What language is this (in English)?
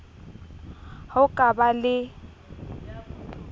Southern Sotho